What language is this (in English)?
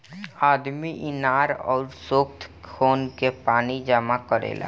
Bhojpuri